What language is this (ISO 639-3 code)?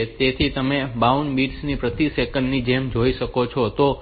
guj